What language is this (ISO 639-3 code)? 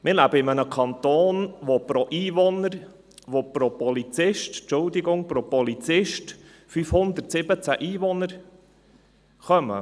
gsw